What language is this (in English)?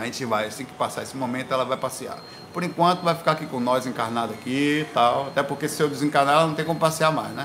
Portuguese